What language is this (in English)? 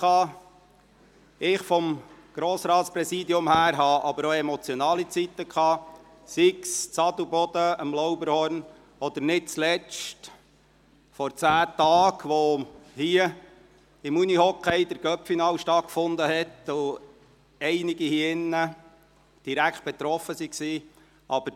Swiss German